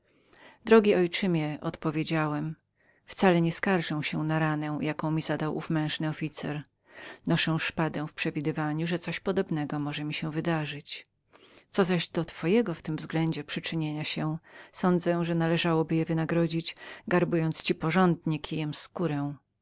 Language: Polish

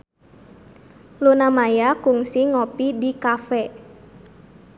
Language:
Sundanese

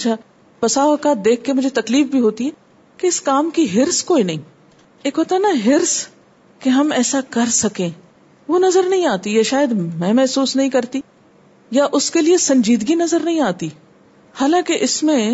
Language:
Urdu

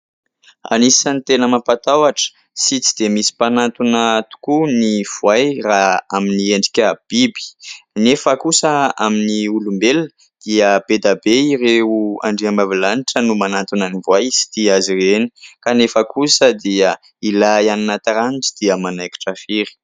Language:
Malagasy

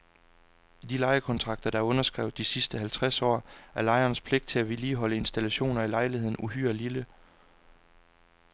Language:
Danish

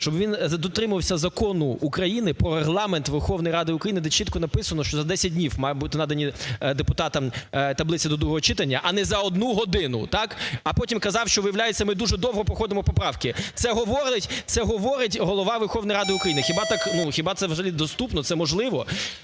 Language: Ukrainian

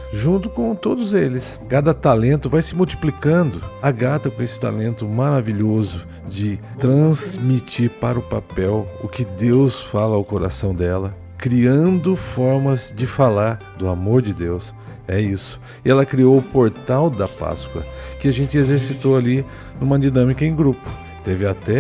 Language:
Portuguese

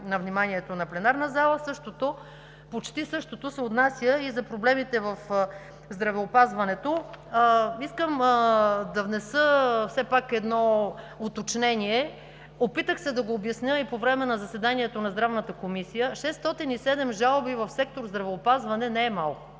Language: Bulgarian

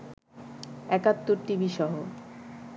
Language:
Bangla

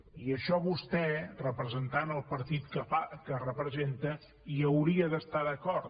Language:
Catalan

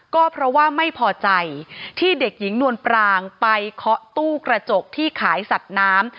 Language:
Thai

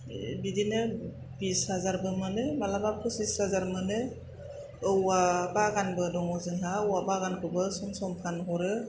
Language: Bodo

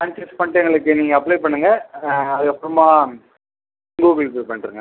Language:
Tamil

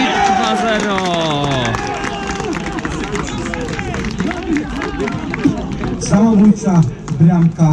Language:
Polish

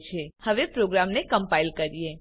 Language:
Gujarati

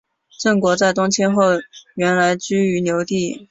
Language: Chinese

